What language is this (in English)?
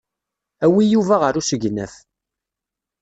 Kabyle